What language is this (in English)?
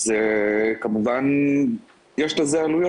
Hebrew